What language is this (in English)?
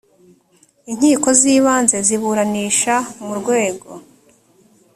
Kinyarwanda